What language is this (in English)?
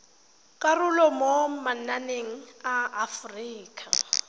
Tswana